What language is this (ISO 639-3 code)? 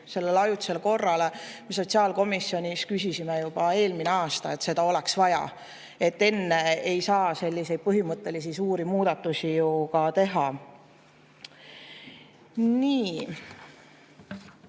est